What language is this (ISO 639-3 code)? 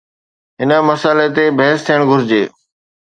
snd